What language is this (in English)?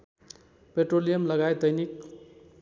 Nepali